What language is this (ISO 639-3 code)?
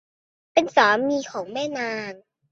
tha